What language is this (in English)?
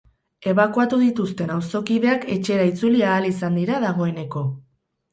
Basque